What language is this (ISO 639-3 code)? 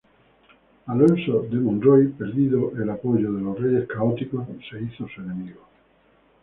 spa